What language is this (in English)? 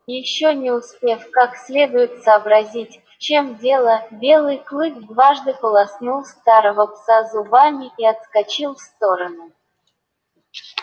Russian